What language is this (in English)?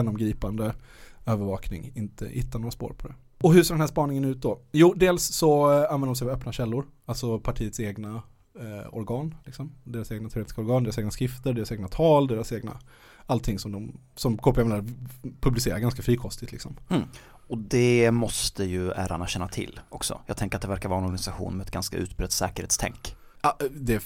Swedish